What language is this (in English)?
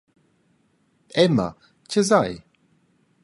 Romansh